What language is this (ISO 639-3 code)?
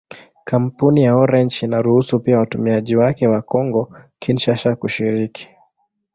swa